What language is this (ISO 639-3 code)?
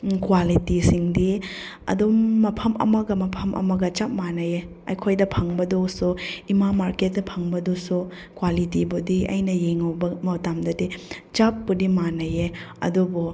mni